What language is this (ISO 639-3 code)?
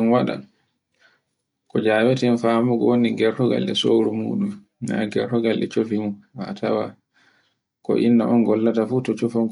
fue